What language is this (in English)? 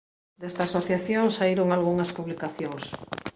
Galician